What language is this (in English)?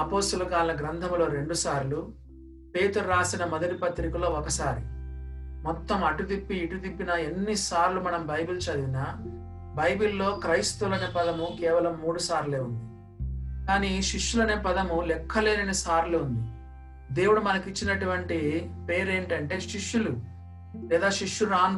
Telugu